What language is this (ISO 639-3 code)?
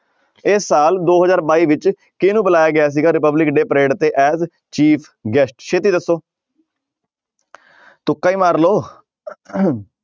pan